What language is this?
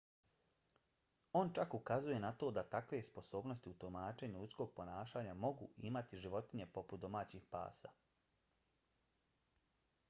Bosnian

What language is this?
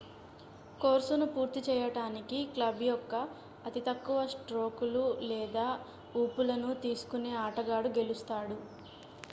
Telugu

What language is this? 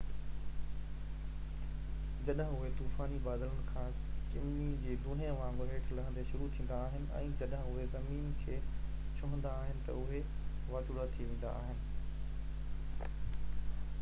Sindhi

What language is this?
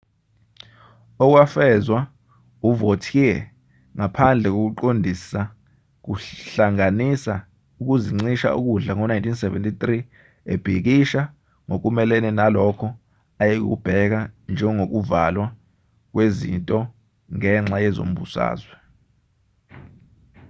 Zulu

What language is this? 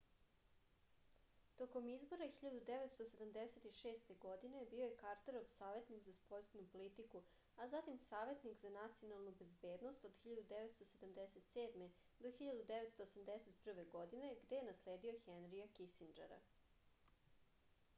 Serbian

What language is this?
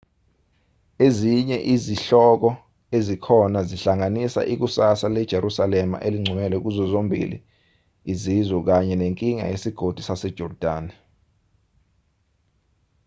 Zulu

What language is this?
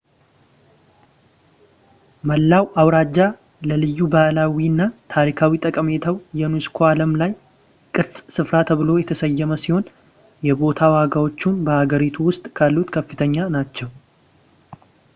Amharic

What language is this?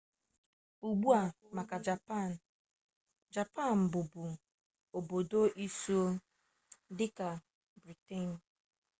Igbo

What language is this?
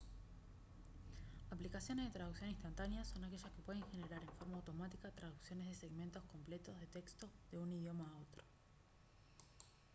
Spanish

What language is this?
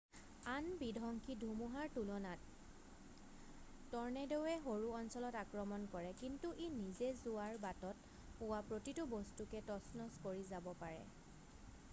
Assamese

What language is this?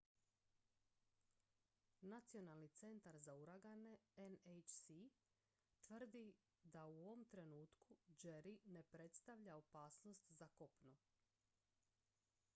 Croatian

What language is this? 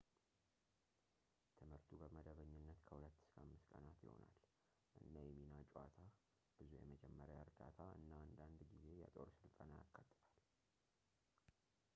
Amharic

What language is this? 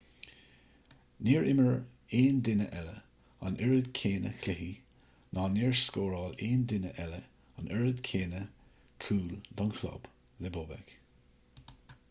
Irish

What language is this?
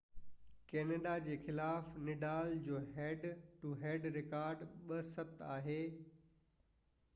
Sindhi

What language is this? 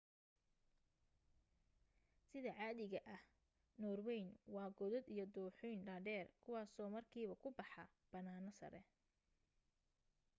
Somali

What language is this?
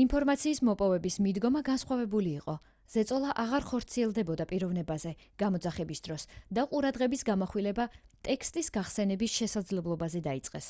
Georgian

